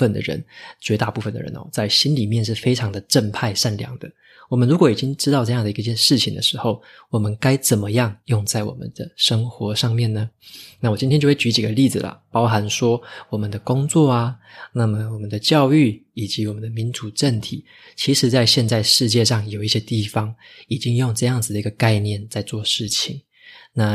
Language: Chinese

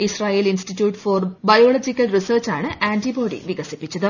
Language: Malayalam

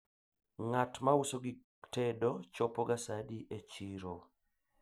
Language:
Luo (Kenya and Tanzania)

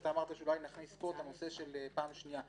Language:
Hebrew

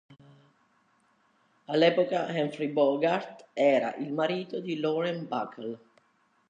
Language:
Italian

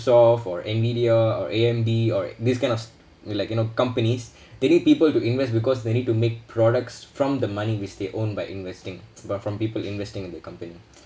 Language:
English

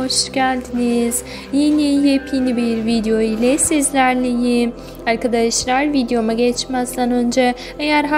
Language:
Turkish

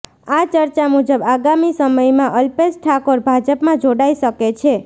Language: Gujarati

